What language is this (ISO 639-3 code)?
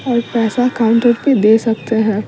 hin